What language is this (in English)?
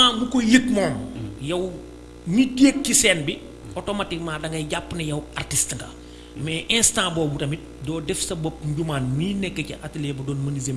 Indonesian